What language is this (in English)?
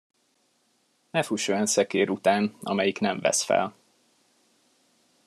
Hungarian